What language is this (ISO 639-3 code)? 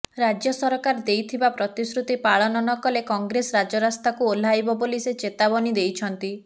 ori